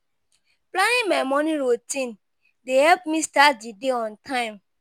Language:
Nigerian Pidgin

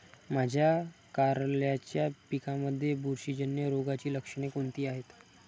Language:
Marathi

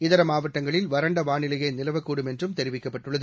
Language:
Tamil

